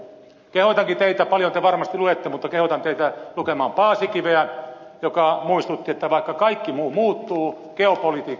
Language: Finnish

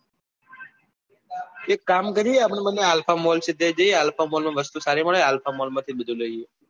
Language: Gujarati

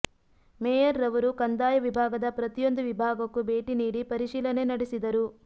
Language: Kannada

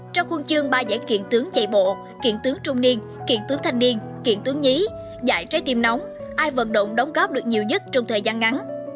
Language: Vietnamese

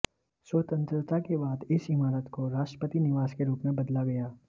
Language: Hindi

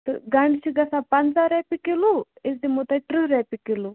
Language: Kashmiri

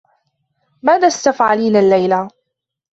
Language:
Arabic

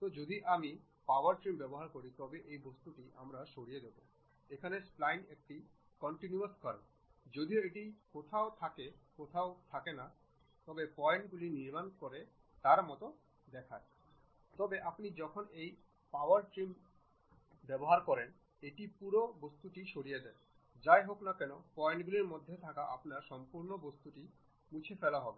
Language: Bangla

